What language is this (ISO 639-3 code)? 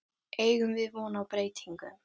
isl